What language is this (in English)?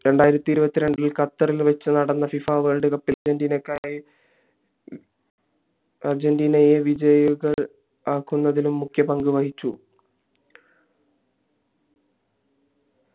Malayalam